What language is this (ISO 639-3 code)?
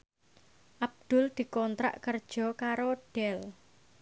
jav